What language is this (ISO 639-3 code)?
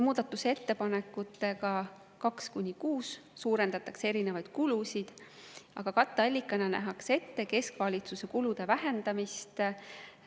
est